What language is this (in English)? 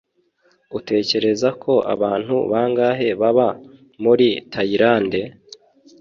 Kinyarwanda